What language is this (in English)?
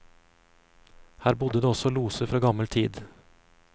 Norwegian